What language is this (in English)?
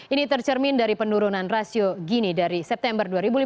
Indonesian